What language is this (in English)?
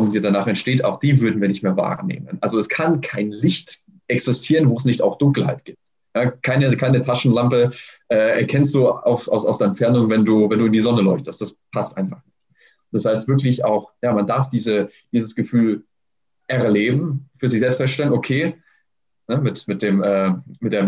German